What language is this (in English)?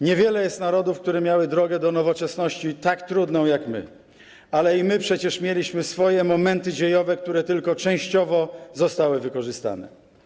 Polish